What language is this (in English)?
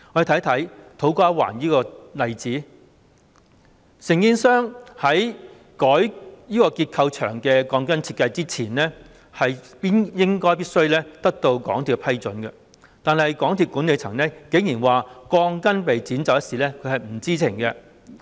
Cantonese